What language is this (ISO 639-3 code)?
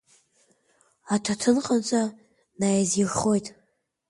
abk